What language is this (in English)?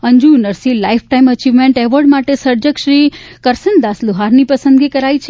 Gujarati